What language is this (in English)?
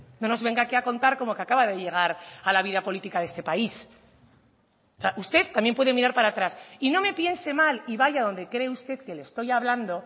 Spanish